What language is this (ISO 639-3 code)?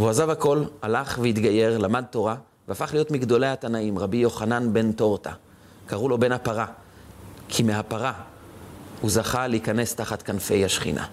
heb